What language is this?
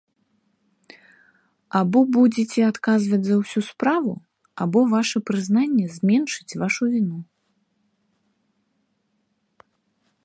Belarusian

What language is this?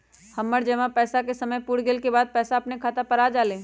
Magahi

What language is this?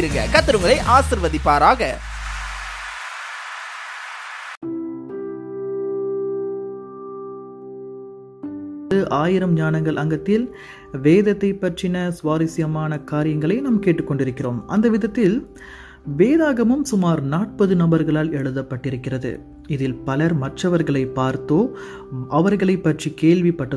Tamil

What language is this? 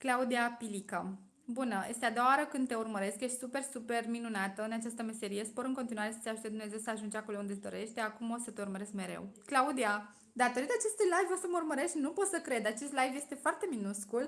Romanian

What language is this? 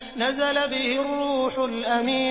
Arabic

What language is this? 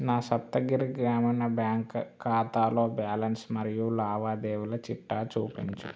Telugu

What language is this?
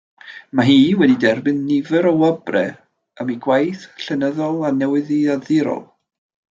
Welsh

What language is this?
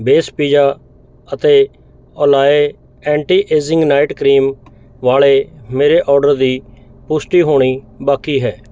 Punjabi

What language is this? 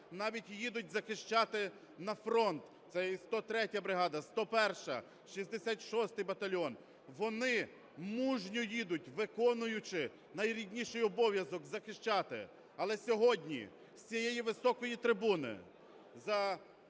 Ukrainian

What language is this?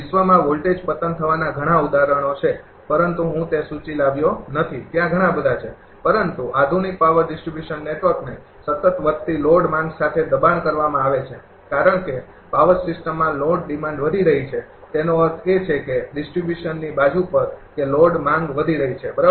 Gujarati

